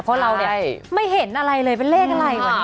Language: Thai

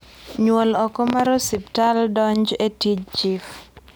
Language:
Luo (Kenya and Tanzania)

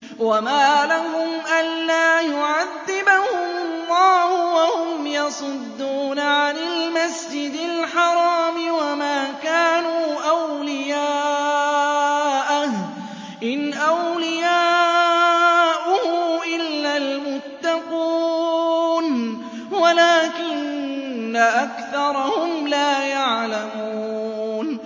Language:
Arabic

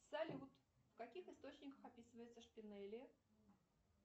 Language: Russian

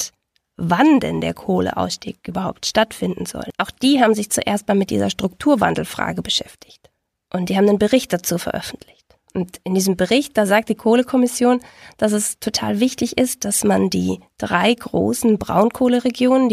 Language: German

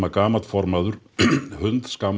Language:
Icelandic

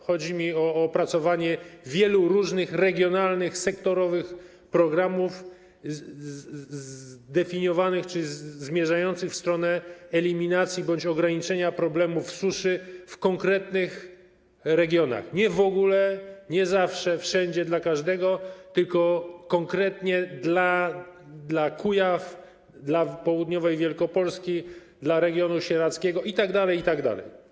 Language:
Polish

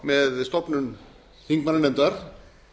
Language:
Icelandic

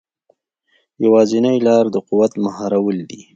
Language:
Pashto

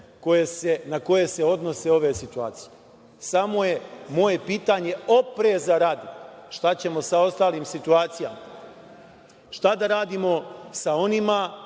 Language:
Serbian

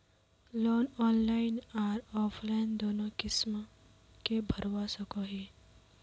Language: Magahi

